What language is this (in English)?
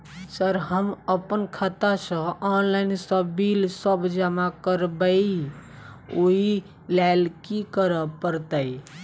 Maithili